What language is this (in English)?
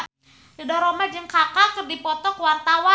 Sundanese